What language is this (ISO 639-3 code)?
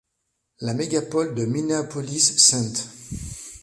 fra